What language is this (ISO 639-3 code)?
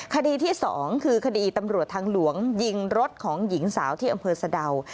tha